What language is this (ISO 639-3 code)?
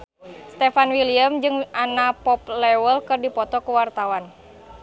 sun